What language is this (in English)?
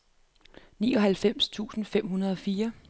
Danish